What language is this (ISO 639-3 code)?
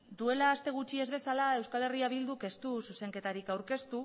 eus